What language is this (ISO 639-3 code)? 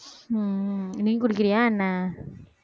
tam